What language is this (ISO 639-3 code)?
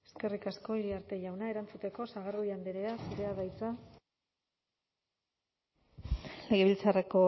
eus